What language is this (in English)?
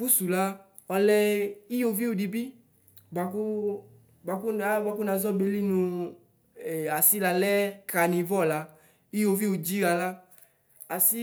Ikposo